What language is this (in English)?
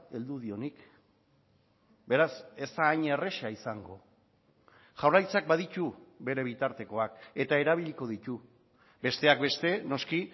Basque